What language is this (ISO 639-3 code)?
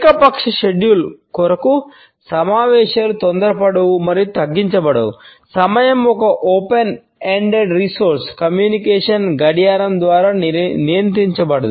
tel